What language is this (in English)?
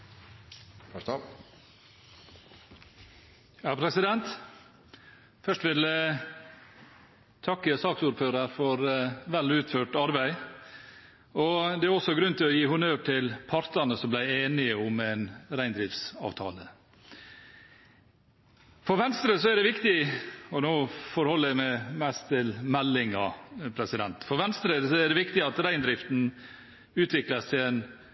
Norwegian